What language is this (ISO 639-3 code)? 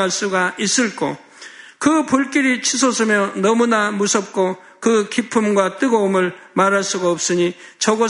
kor